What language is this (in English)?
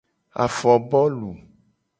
Gen